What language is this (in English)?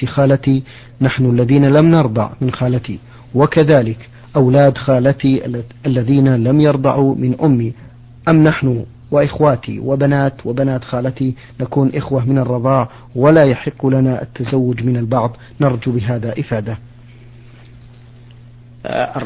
Arabic